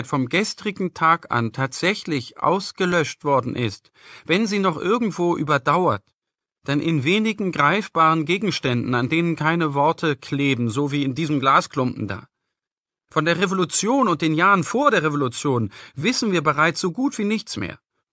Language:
German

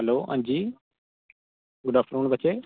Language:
Dogri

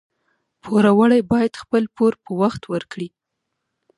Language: Pashto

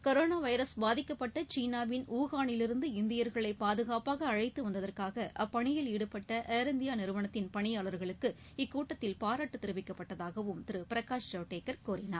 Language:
Tamil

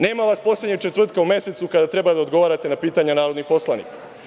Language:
Serbian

